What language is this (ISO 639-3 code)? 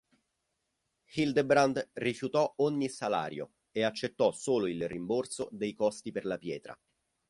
ita